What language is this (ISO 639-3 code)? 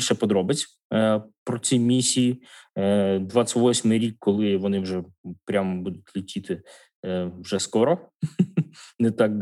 ukr